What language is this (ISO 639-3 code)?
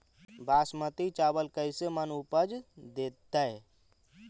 mag